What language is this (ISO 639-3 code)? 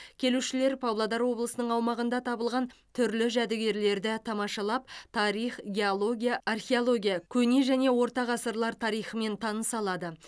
kaz